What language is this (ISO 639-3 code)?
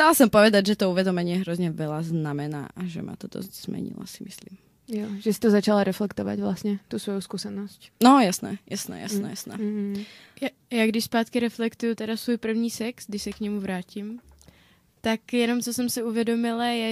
ces